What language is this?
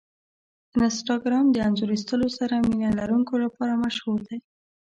Pashto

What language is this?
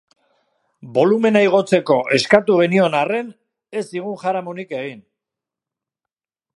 Basque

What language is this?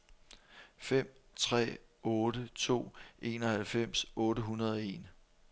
Danish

